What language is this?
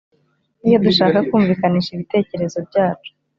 Kinyarwanda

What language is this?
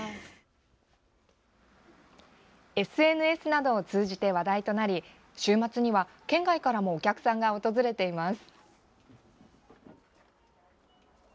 Japanese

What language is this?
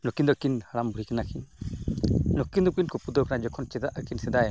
Santali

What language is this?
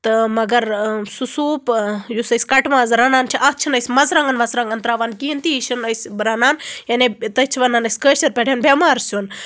Kashmiri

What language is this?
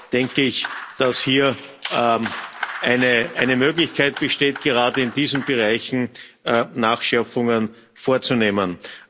German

